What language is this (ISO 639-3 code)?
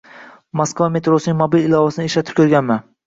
uzb